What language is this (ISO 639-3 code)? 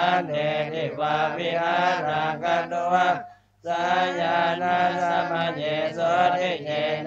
tha